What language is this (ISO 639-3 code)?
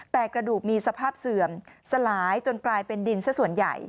tha